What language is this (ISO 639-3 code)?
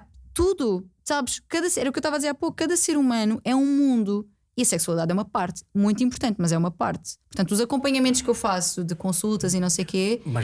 por